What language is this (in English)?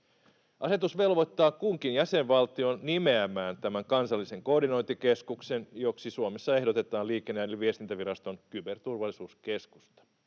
Finnish